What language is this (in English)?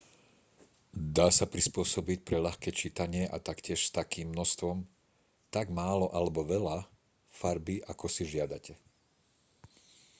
Slovak